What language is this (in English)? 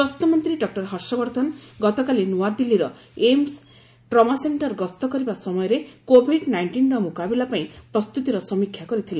Odia